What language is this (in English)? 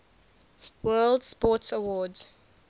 English